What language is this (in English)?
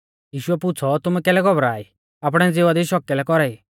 Mahasu Pahari